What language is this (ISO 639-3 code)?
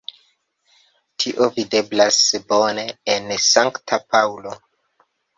epo